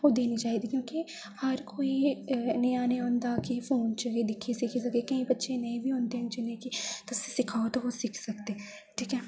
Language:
Dogri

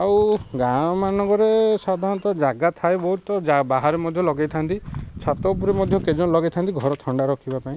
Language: Odia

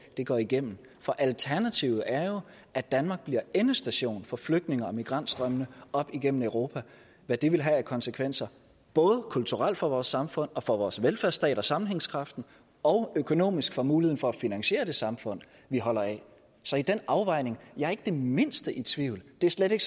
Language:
Danish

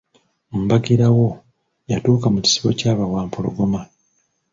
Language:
Ganda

